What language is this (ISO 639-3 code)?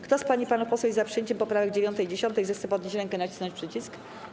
pol